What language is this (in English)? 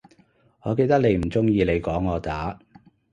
Cantonese